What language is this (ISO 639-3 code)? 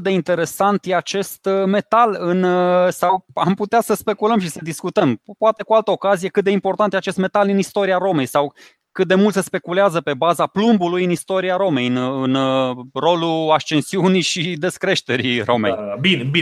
ron